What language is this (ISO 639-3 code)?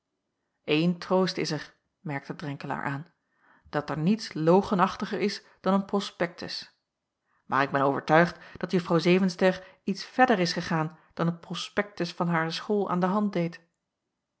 nld